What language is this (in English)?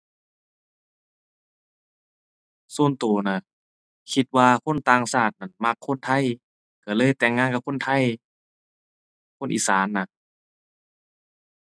Thai